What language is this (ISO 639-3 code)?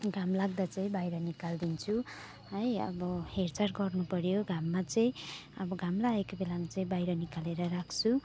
nep